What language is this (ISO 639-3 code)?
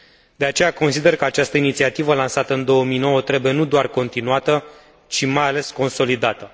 ron